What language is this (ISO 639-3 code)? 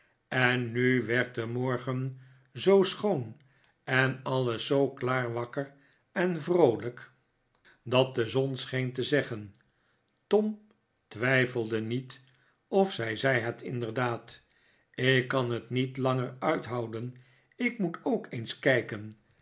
nld